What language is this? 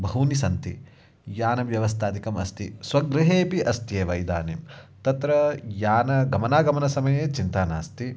Sanskrit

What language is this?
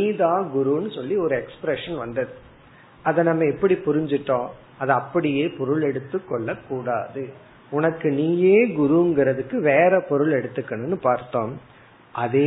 Tamil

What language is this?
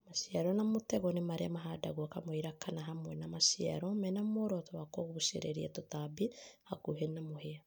Kikuyu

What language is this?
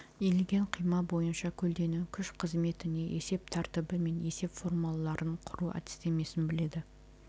Kazakh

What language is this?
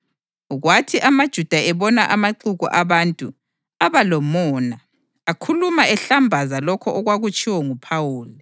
North Ndebele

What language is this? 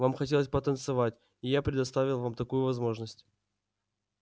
Russian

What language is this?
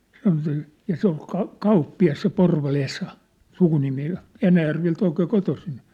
Finnish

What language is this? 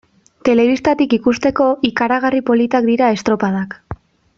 Basque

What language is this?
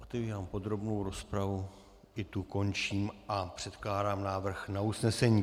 Czech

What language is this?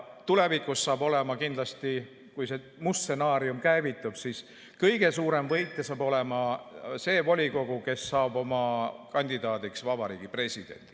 Estonian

